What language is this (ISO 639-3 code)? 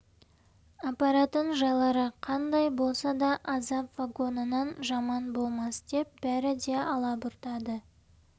kaz